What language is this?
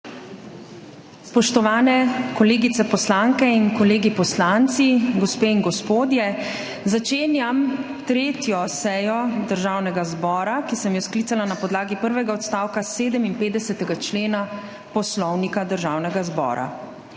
Slovenian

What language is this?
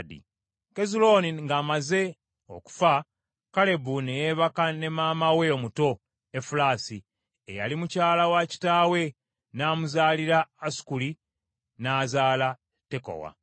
Ganda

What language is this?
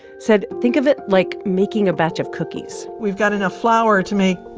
English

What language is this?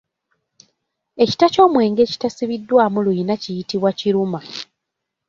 Ganda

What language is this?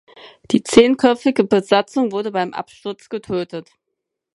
German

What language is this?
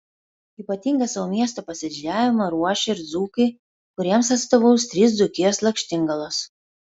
Lithuanian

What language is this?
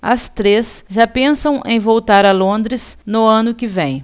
Portuguese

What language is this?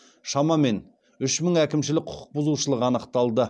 Kazakh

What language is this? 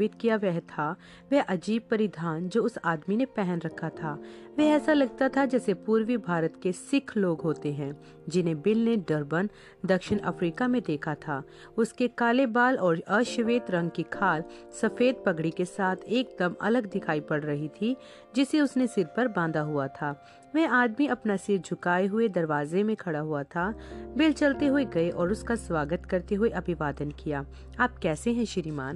Hindi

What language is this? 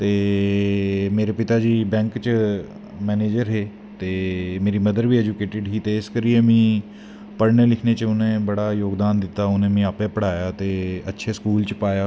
Dogri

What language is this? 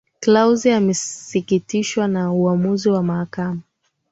Swahili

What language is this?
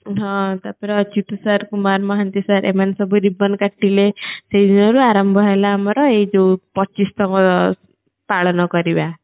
Odia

